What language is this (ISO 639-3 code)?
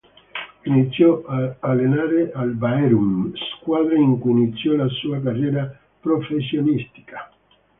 ita